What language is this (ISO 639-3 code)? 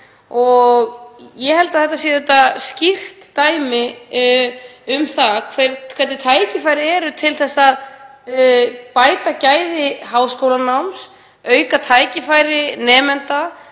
isl